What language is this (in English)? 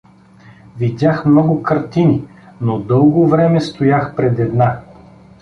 Bulgarian